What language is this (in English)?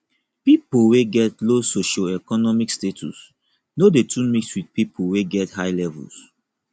Nigerian Pidgin